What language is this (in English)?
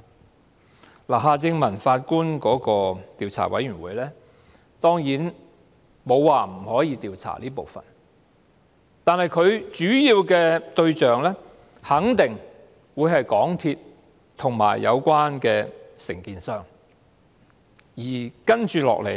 Cantonese